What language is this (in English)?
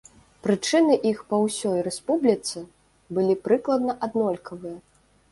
Belarusian